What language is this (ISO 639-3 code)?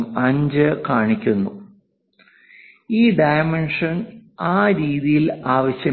mal